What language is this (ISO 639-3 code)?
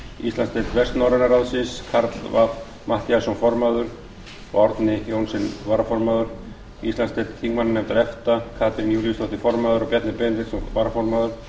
isl